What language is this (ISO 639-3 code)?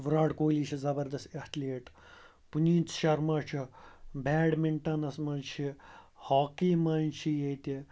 kas